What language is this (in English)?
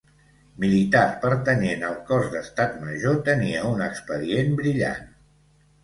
Catalan